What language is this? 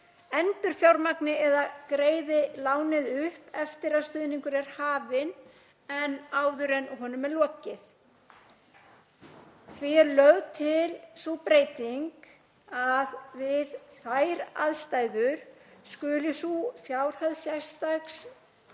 Icelandic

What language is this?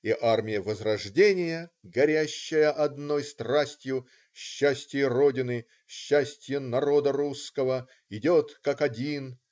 Russian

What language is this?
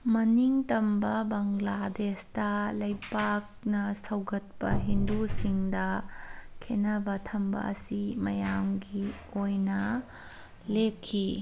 Manipuri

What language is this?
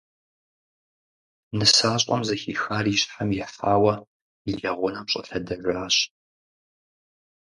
Kabardian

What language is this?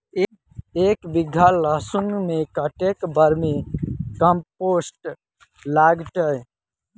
Maithili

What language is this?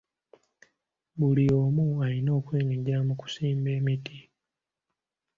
Ganda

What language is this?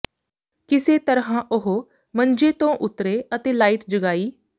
Punjabi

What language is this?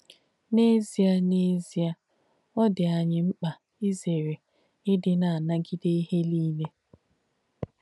Igbo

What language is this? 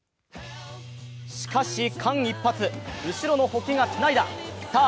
Japanese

